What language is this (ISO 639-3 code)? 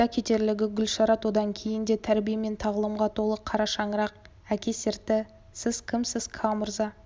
kaz